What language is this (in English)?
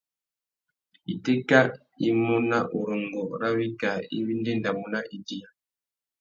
Tuki